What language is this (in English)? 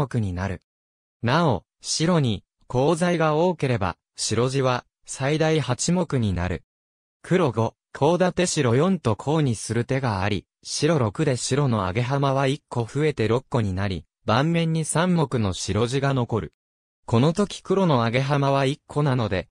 Japanese